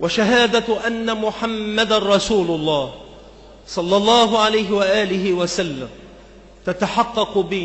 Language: Arabic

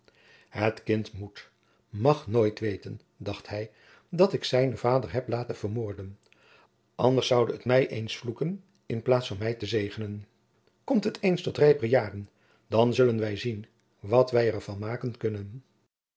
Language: Dutch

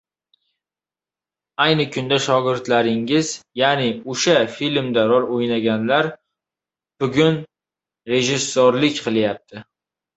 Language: Uzbek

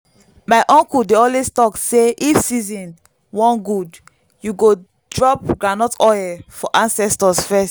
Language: Nigerian Pidgin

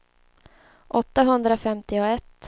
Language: Swedish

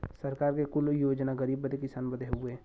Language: Bhojpuri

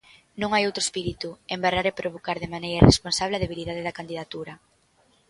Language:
Galician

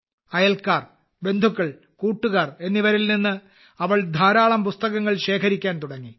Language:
Malayalam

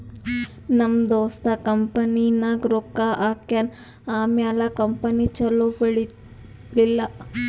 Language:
Kannada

